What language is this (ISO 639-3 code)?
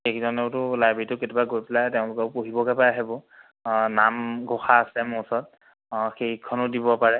asm